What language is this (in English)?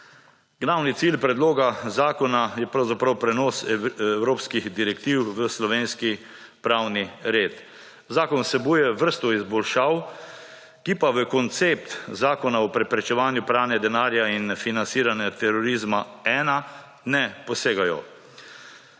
Slovenian